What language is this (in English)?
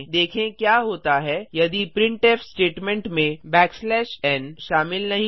Hindi